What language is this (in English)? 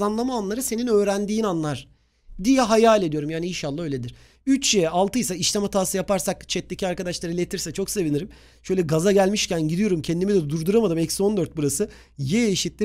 Turkish